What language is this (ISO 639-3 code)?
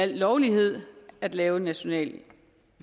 dan